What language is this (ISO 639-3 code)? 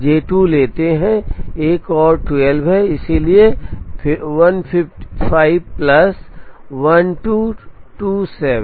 hin